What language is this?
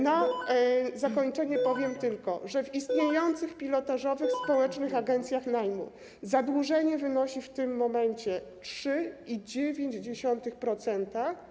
Polish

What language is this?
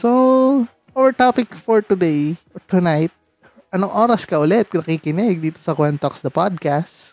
Filipino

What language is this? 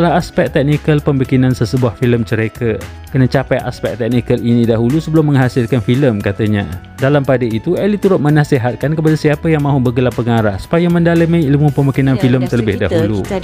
Malay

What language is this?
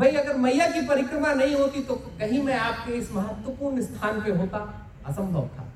Hindi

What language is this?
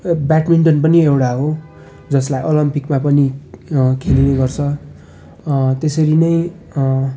Nepali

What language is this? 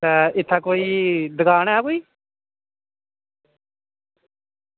Dogri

